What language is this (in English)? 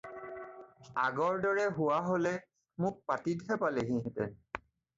Assamese